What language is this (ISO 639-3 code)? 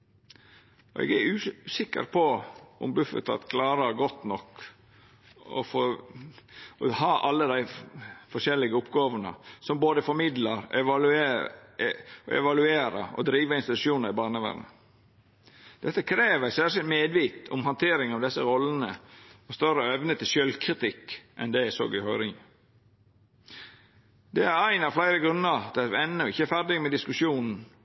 nno